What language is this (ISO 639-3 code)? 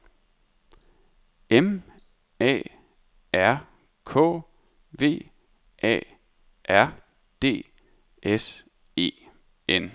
dan